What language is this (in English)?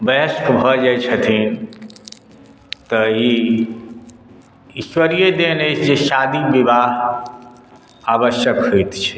Maithili